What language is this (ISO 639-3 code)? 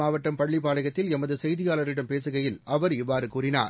tam